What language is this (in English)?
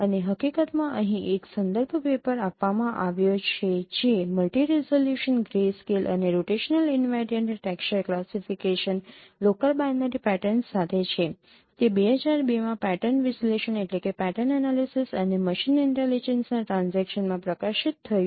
Gujarati